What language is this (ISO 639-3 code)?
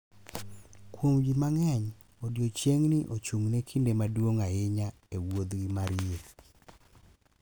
luo